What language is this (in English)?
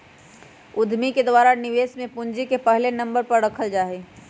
Magahi